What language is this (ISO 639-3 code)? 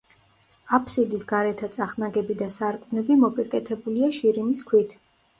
kat